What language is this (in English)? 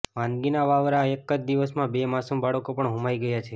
Gujarati